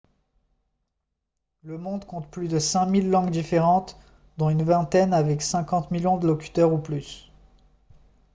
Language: French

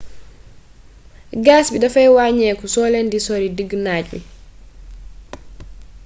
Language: Wolof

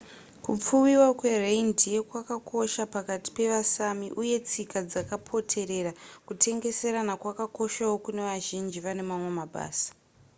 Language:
Shona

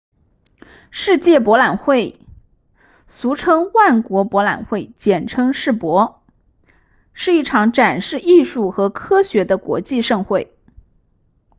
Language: Chinese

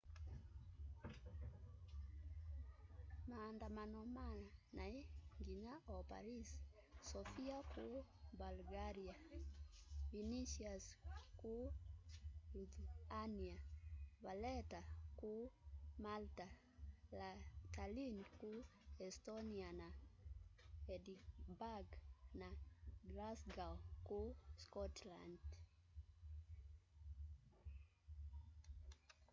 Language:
Kamba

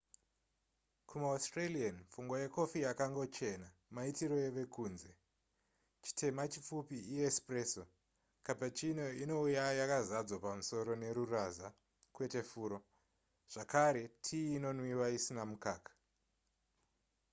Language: Shona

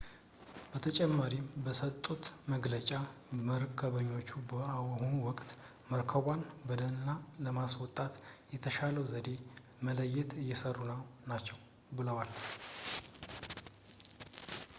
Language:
Amharic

